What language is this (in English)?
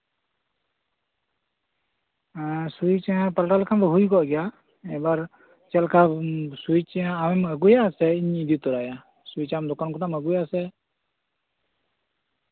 Santali